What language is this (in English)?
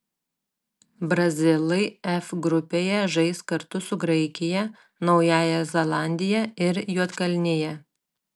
Lithuanian